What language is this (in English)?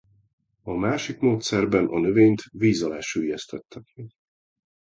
Hungarian